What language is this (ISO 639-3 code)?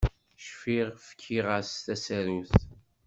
kab